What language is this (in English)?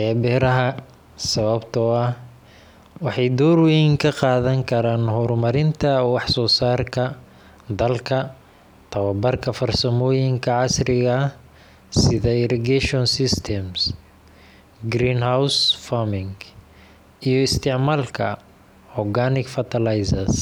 Somali